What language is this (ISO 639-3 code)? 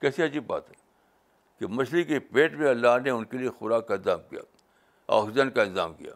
urd